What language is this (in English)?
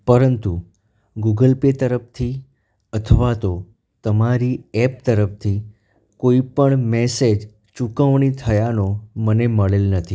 Gujarati